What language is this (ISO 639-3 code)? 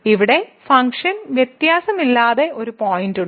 mal